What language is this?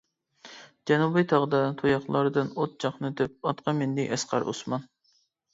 Uyghur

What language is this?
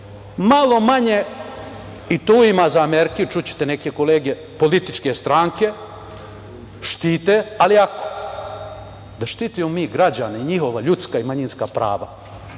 Serbian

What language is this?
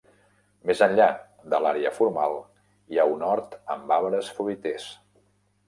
Catalan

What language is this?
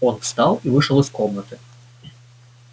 Russian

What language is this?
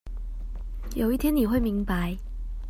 Chinese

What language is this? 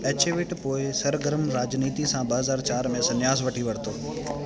Sindhi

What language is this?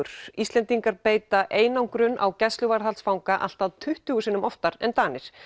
Icelandic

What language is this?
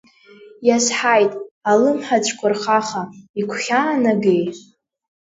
Abkhazian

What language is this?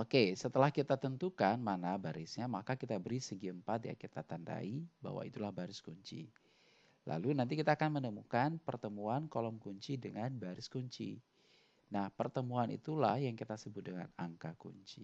Indonesian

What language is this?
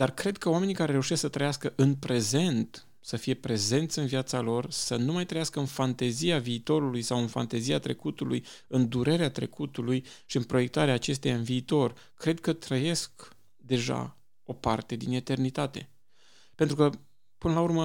Romanian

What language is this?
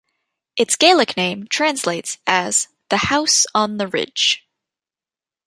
English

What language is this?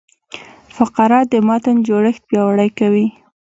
Pashto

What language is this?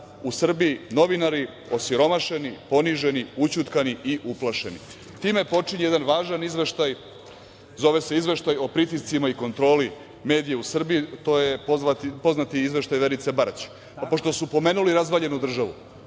Serbian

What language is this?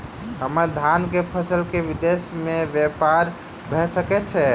Maithili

